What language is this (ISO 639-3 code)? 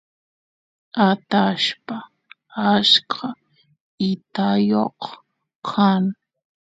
qus